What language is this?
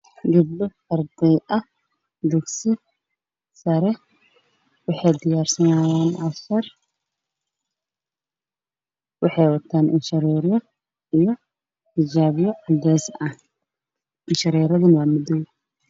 Somali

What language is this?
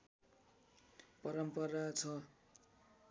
Nepali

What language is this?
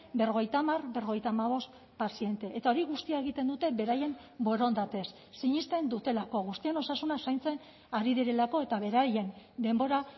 Basque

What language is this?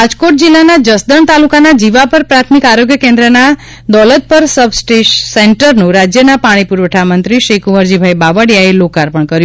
Gujarati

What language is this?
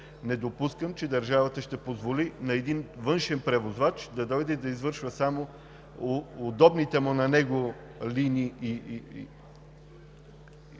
Bulgarian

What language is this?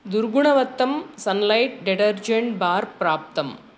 Sanskrit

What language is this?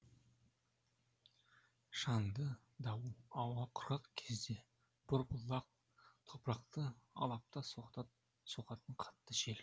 Kazakh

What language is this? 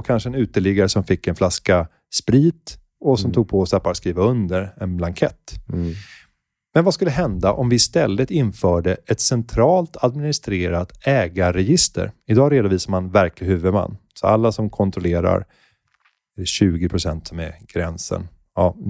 Swedish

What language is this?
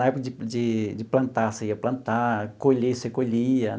Portuguese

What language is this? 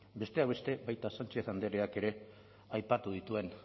Basque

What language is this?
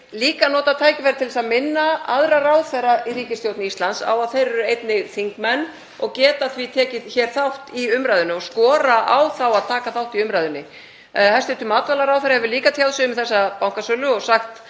Icelandic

